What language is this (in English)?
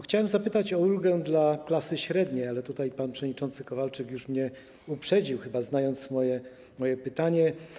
Polish